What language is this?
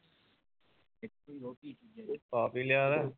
Punjabi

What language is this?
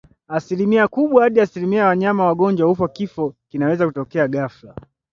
Swahili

